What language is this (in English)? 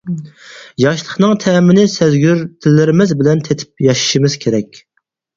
Uyghur